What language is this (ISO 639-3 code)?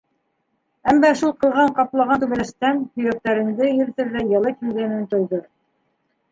bak